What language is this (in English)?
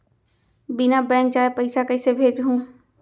Chhattisgarhi